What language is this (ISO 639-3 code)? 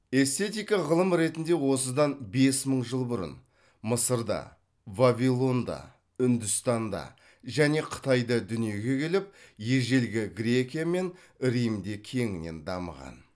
kaz